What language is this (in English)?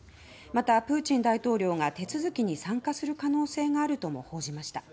Japanese